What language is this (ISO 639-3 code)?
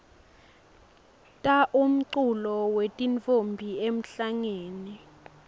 ssw